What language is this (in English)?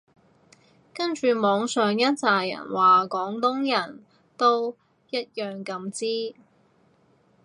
Cantonese